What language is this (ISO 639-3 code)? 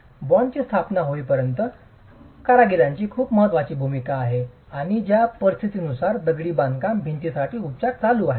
mar